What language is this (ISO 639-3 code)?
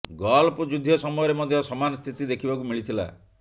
ori